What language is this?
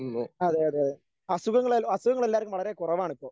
Malayalam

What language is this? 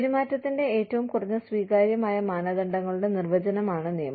Malayalam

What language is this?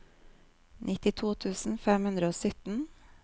Norwegian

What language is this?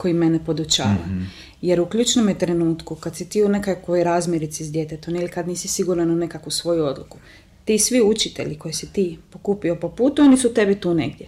Croatian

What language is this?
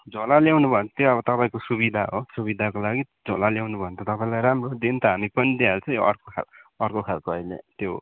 Nepali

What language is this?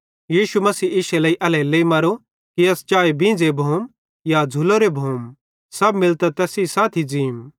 Bhadrawahi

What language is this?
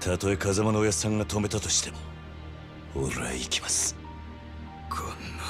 Japanese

